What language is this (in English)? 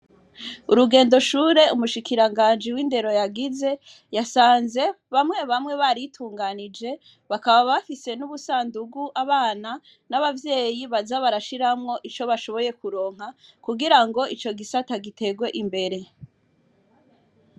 Rundi